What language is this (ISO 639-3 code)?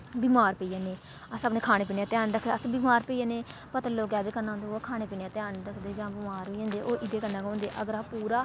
doi